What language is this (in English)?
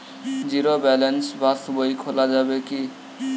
Bangla